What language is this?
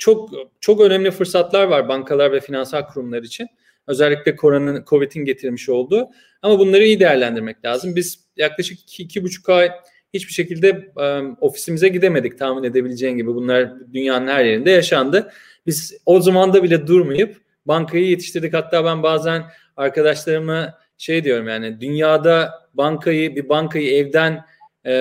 Turkish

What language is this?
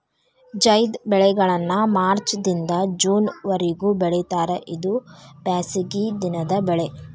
Kannada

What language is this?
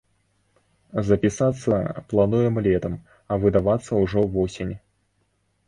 Belarusian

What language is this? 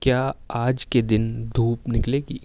Urdu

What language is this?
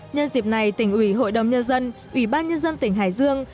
Vietnamese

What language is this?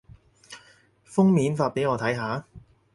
Cantonese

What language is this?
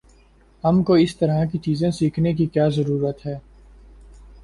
Urdu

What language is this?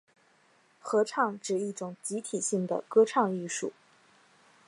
Chinese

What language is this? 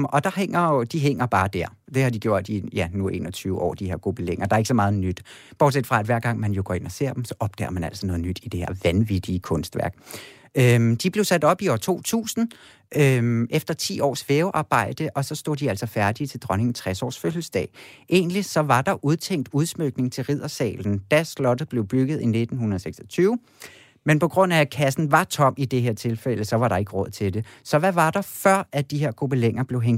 Danish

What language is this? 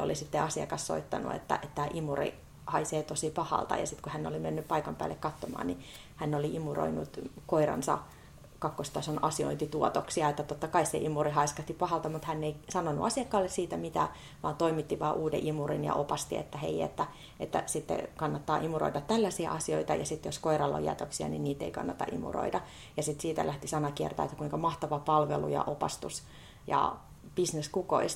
Finnish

